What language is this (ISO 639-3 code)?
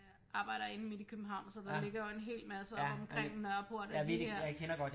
dan